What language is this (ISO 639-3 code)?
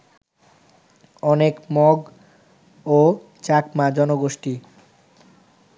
ben